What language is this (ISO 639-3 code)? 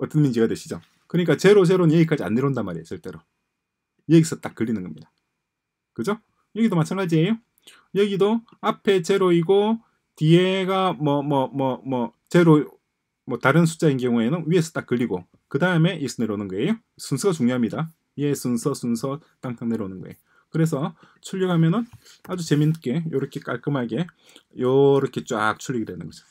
kor